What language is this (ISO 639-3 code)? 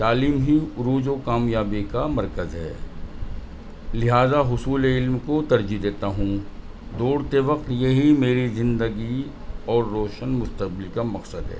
urd